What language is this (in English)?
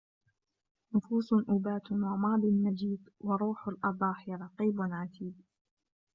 Arabic